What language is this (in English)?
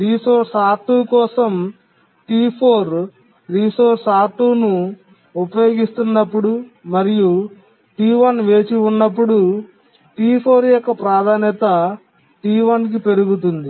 Telugu